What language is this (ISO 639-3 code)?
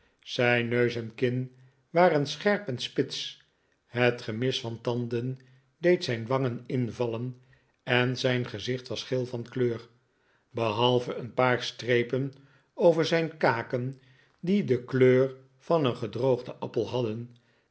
nld